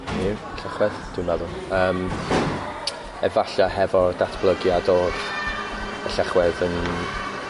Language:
Welsh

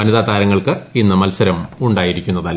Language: Malayalam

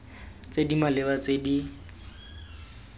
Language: Tswana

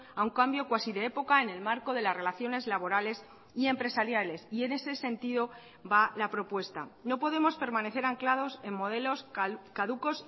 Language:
Spanish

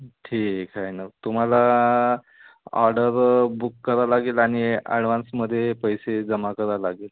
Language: Marathi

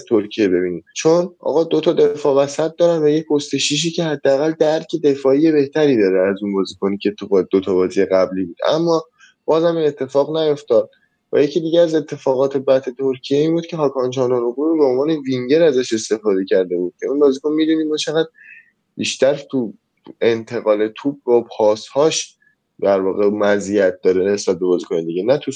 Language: Persian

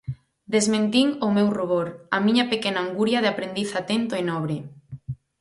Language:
Galician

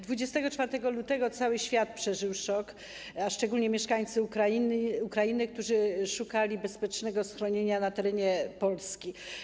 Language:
Polish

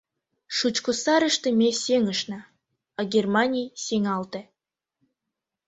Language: Mari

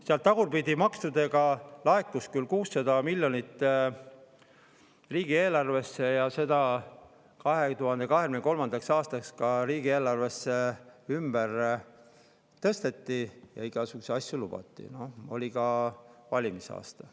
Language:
Estonian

